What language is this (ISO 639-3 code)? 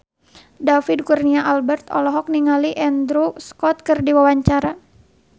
sun